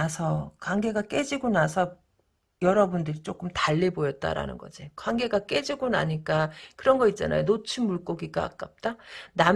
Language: Korean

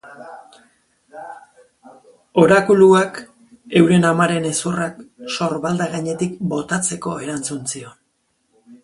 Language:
Basque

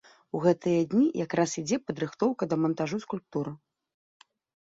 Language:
Belarusian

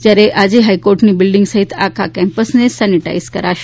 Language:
Gujarati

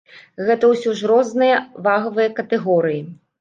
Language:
Belarusian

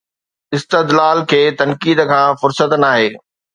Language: Sindhi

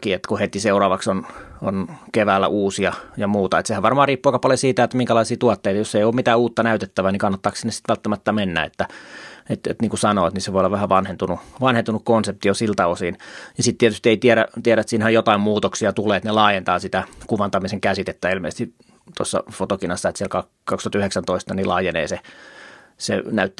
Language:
Finnish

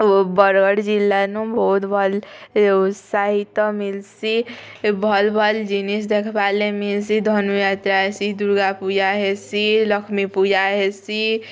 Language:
Odia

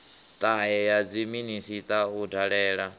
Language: Venda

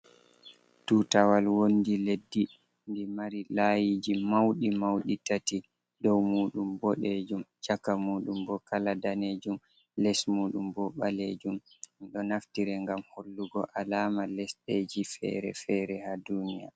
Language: Fula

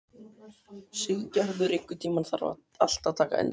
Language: Icelandic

